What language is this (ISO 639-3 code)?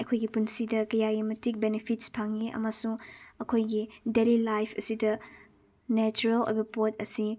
mni